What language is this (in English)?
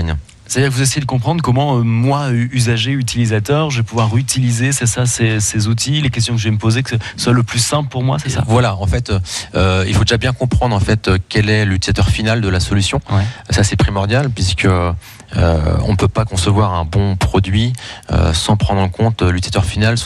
French